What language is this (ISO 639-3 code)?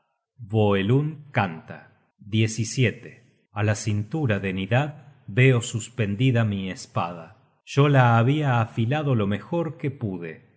spa